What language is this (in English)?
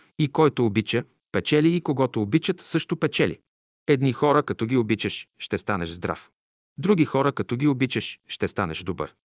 Bulgarian